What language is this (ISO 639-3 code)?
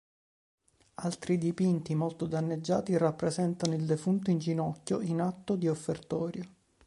ita